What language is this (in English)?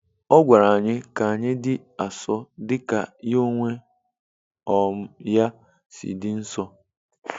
Igbo